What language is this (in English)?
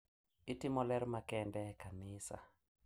Luo (Kenya and Tanzania)